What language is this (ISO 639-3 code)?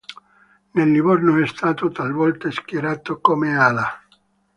ita